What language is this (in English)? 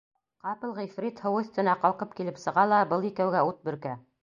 Bashkir